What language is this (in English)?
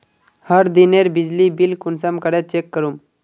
Magahi